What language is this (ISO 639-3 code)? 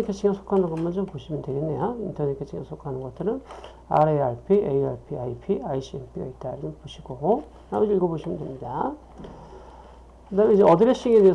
kor